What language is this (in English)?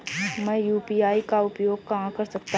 Hindi